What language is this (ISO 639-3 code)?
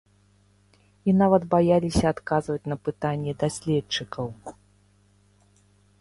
bel